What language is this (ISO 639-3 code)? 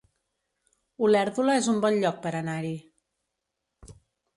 cat